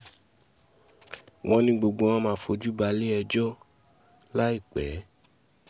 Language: Yoruba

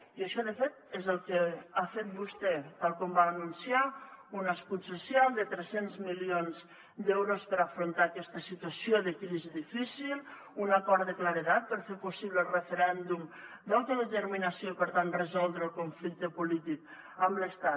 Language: Catalan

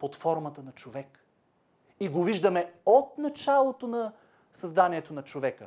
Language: Bulgarian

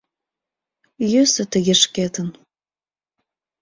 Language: Mari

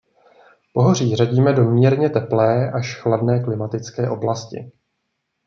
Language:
Czech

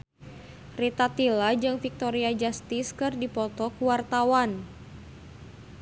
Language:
Sundanese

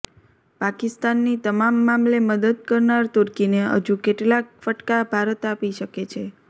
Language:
Gujarati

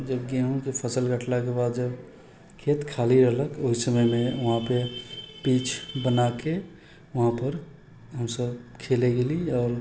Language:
Maithili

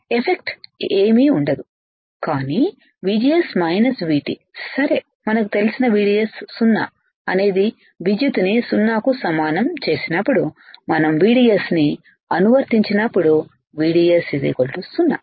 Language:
Telugu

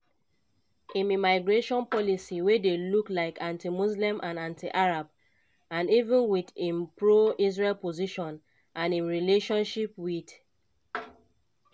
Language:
Nigerian Pidgin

